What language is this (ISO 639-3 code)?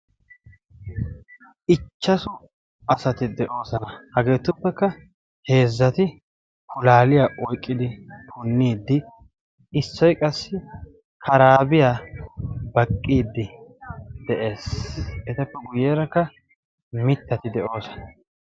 wal